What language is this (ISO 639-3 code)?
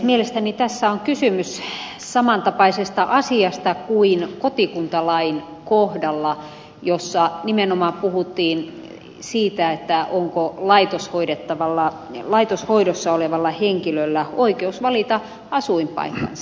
fin